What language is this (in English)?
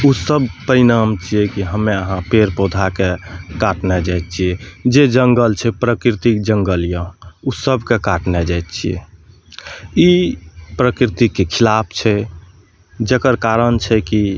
Maithili